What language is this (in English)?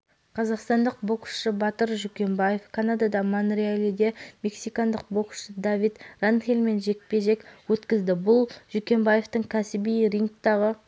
Kazakh